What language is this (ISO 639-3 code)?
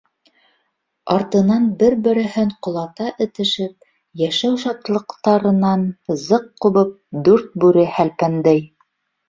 bak